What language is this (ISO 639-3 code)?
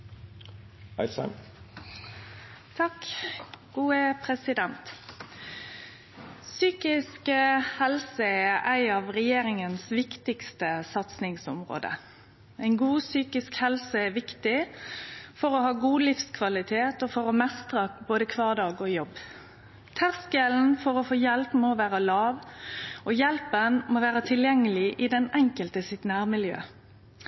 nor